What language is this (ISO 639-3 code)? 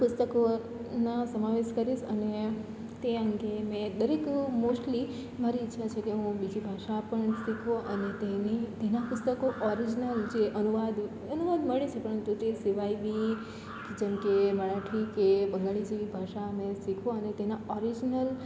guj